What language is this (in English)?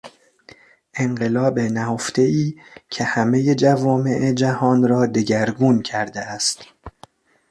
Persian